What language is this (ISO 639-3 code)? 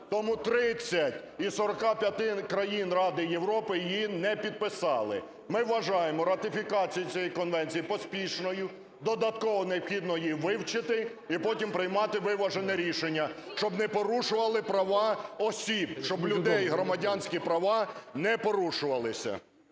ukr